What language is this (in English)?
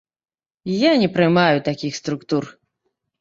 Belarusian